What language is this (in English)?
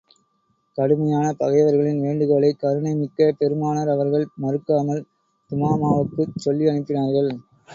Tamil